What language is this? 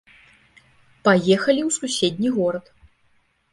Belarusian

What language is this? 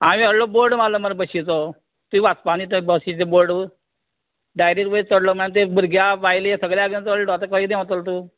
Konkani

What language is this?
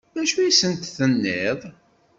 Kabyle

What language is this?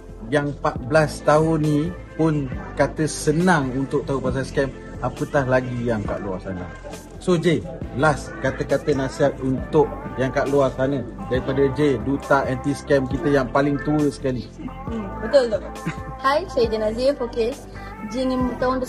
Malay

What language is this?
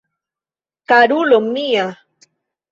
Esperanto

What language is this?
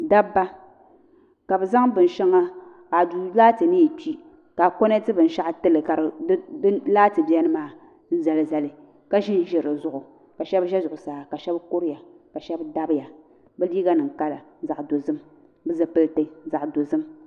Dagbani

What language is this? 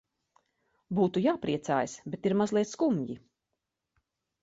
Latvian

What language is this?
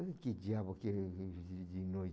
Portuguese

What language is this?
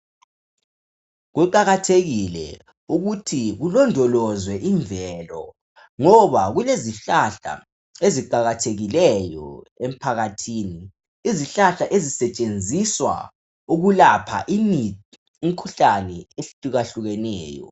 North Ndebele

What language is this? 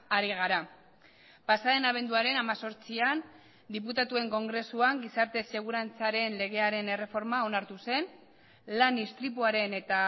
Basque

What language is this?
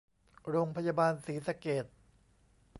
Thai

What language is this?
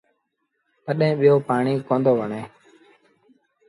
Sindhi Bhil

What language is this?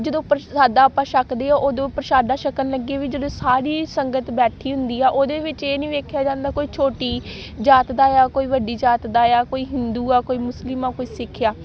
Punjabi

